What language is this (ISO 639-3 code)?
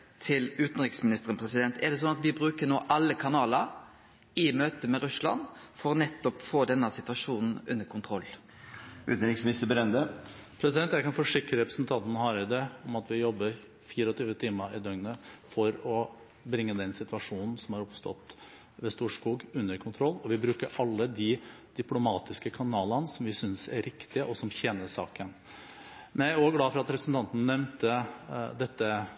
nor